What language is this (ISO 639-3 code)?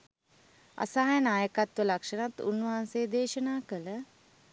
sin